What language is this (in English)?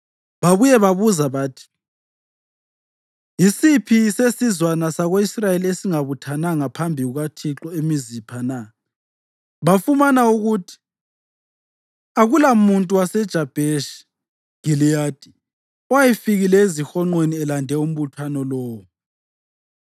North Ndebele